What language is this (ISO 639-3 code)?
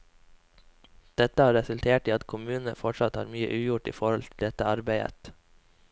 nor